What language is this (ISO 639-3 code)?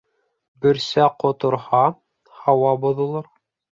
bak